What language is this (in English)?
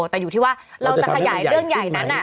Thai